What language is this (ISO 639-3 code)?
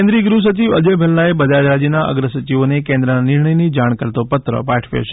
guj